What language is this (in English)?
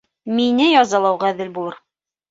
Bashkir